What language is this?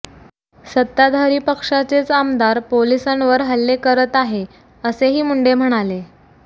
Marathi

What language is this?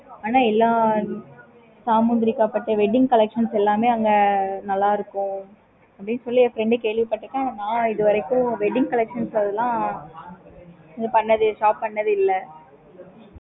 Tamil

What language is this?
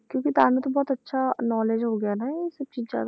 Punjabi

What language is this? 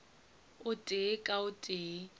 Northern Sotho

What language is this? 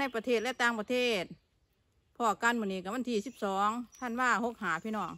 Thai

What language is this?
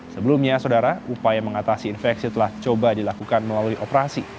Indonesian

